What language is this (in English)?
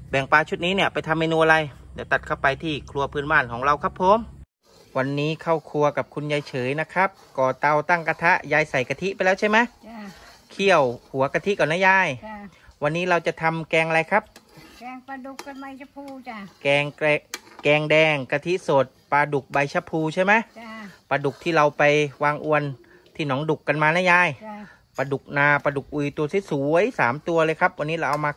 Thai